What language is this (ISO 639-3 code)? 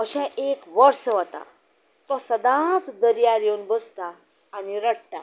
kok